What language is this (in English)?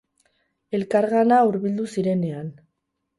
Basque